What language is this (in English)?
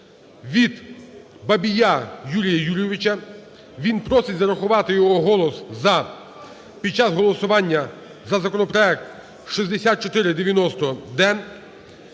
Ukrainian